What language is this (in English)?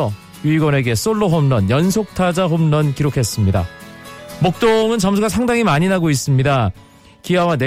Korean